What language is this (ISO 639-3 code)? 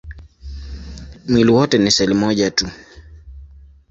swa